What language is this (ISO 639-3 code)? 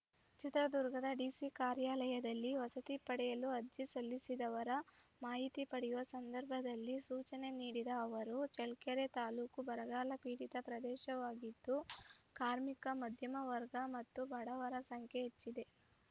kan